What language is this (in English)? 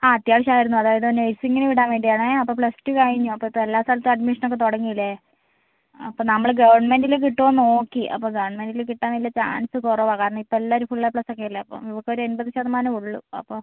Malayalam